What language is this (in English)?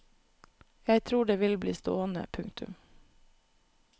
Norwegian